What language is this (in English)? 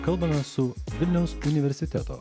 Lithuanian